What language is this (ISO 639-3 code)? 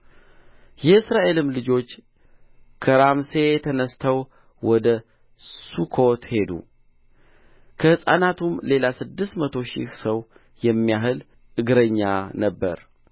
amh